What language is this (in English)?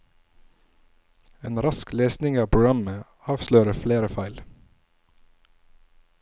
Norwegian